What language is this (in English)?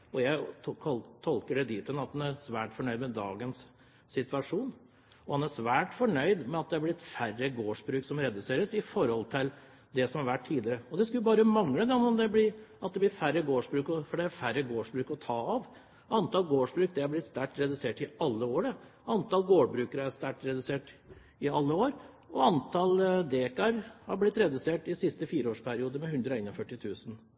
Norwegian Bokmål